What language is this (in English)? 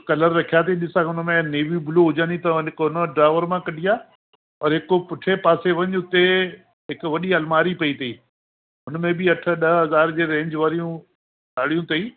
Sindhi